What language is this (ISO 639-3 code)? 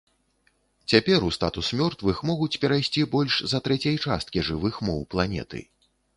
bel